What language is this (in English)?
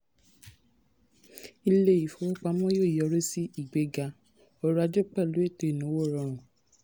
Yoruba